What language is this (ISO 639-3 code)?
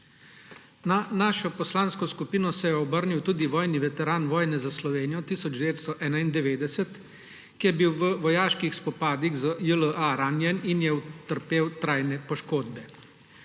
slv